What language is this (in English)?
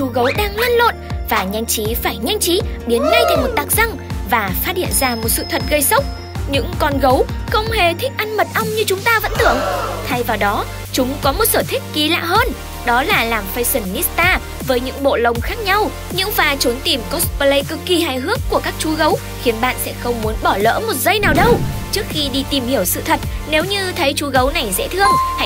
Vietnamese